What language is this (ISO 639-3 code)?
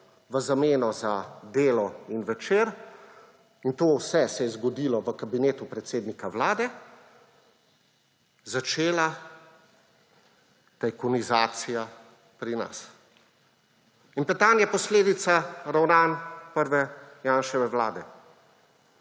slv